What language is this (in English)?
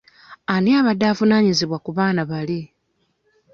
Ganda